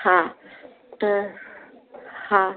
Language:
Sindhi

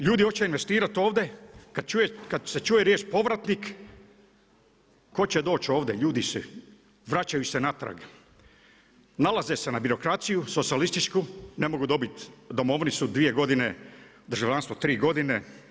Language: Croatian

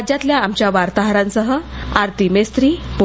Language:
Marathi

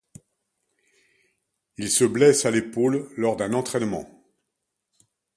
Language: French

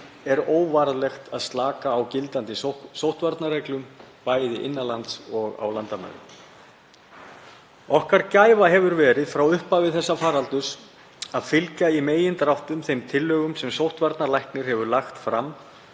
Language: Icelandic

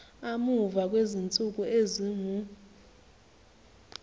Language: Zulu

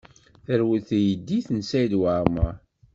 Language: Kabyle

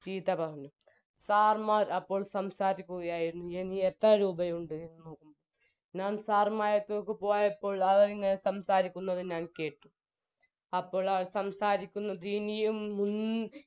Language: Malayalam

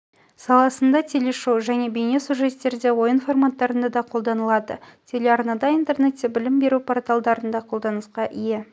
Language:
Kazakh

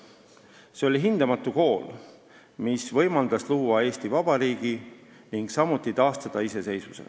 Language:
Estonian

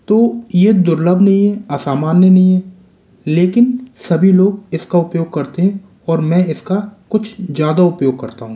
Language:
Hindi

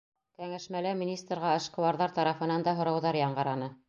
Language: Bashkir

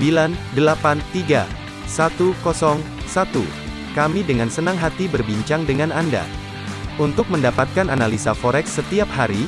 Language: Indonesian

